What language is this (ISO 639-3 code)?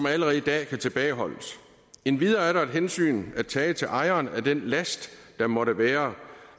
dan